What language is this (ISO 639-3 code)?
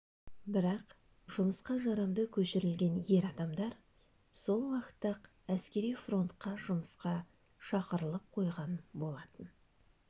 kaz